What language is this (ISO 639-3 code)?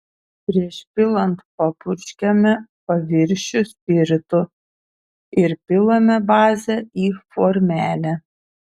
lit